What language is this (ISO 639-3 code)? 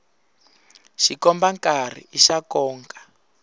tso